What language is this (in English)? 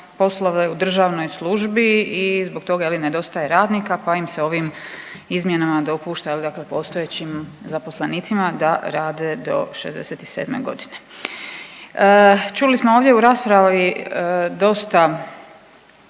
Croatian